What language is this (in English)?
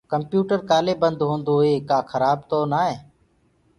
Gurgula